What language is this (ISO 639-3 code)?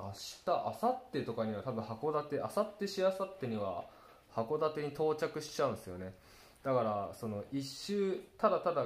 jpn